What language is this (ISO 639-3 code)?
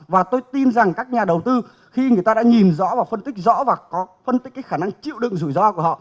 vie